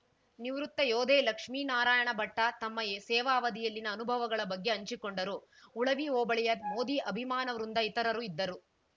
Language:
Kannada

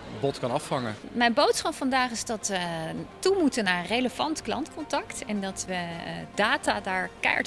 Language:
Dutch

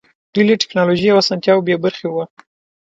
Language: Pashto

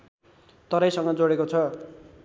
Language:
Nepali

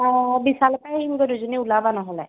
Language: Assamese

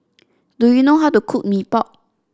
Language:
English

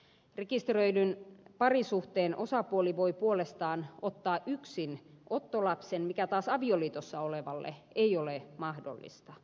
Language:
Finnish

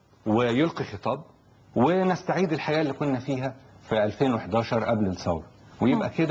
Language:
Arabic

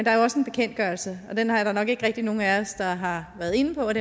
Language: Danish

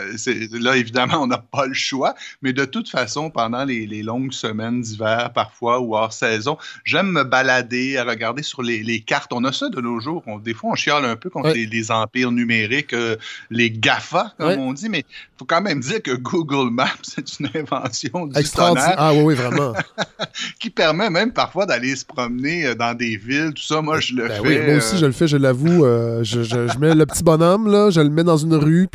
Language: French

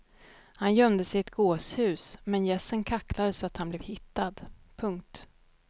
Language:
Swedish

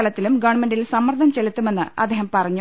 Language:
Malayalam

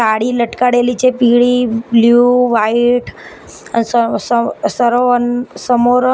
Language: Gujarati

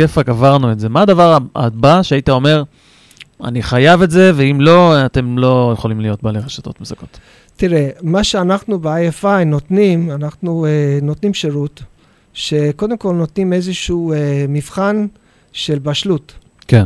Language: Hebrew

